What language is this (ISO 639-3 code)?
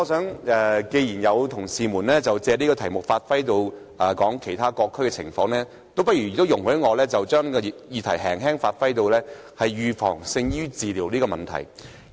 yue